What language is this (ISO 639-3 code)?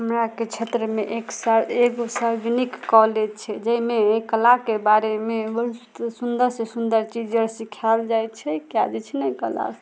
mai